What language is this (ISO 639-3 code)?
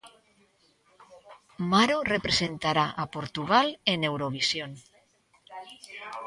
glg